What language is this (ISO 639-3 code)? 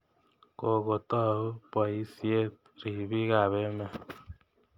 kln